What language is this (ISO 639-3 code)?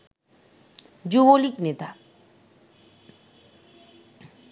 ben